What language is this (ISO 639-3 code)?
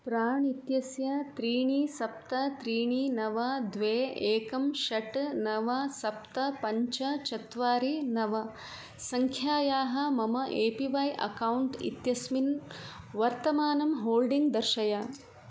san